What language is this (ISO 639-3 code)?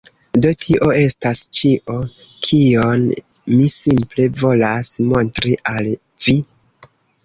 epo